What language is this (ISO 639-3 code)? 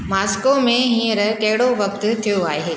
snd